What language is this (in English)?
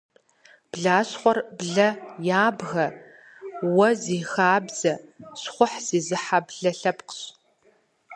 Kabardian